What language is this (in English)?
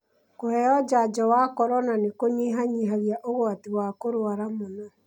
Kikuyu